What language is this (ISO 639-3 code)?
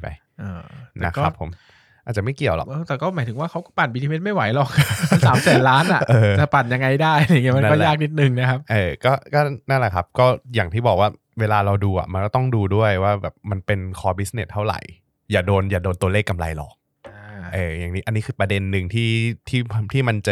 tha